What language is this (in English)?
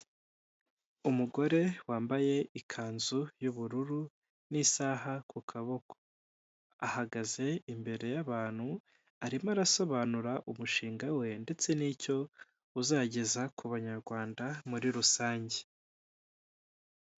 Kinyarwanda